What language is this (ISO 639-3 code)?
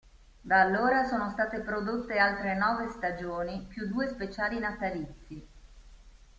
ita